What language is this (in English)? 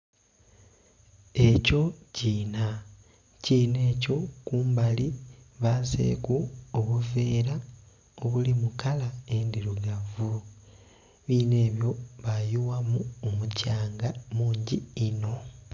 Soga